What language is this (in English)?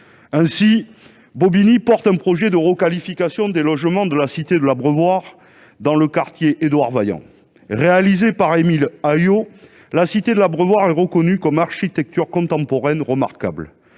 French